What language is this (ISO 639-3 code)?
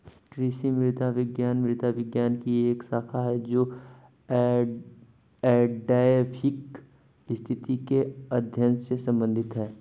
hin